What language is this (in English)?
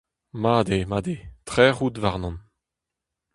Breton